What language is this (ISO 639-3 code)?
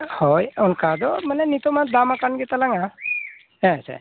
sat